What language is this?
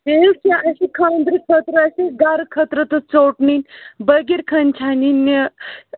Kashmiri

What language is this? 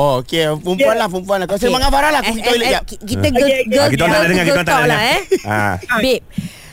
Malay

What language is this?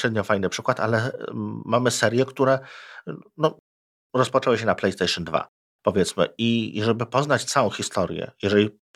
Polish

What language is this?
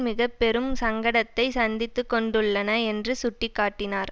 Tamil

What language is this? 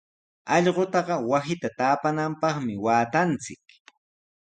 Sihuas Ancash Quechua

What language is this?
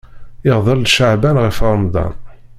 Kabyle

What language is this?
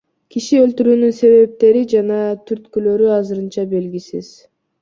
Kyrgyz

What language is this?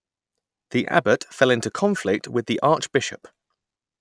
English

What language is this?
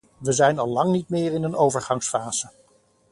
Dutch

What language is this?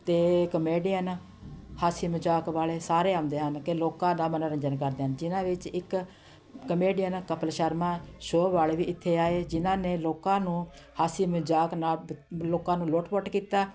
Punjabi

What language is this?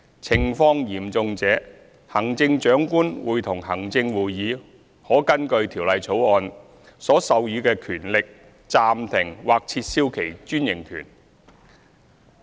Cantonese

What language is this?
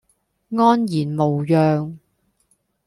Cantonese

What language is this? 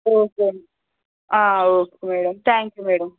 Telugu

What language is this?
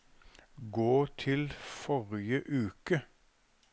Norwegian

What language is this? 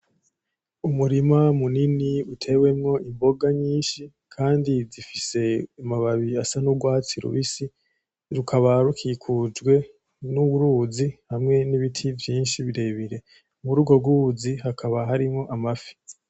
Rundi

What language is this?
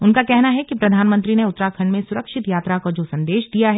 Hindi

